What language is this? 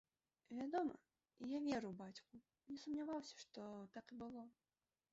Belarusian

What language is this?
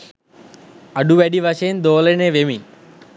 Sinhala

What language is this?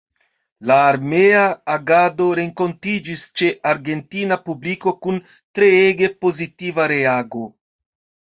Esperanto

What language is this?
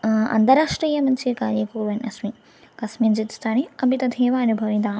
Sanskrit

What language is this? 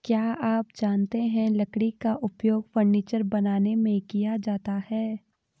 Hindi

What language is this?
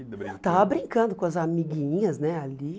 Portuguese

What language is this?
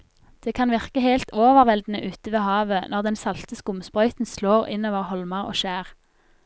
Norwegian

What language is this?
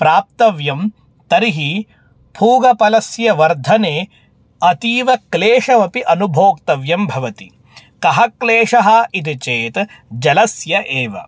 Sanskrit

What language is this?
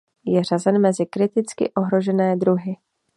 Czech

